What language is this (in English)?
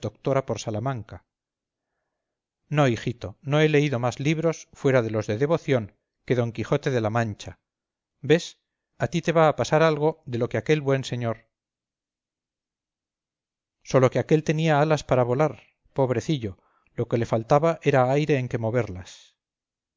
Spanish